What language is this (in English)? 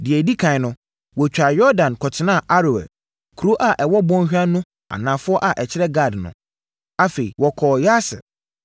Akan